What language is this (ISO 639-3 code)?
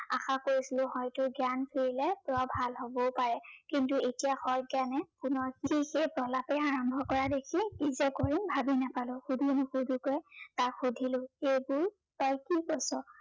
asm